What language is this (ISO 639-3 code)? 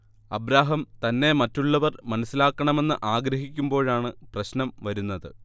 mal